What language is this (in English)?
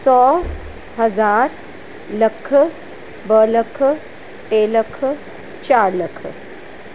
Sindhi